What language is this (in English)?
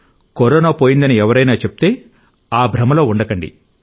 Telugu